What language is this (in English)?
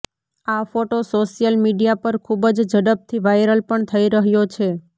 Gujarati